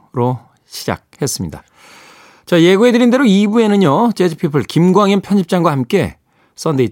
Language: Korean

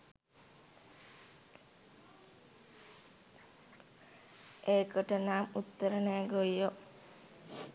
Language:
Sinhala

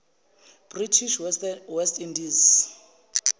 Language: Zulu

